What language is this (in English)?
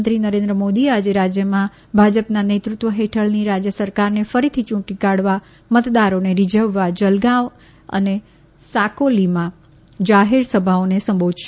Gujarati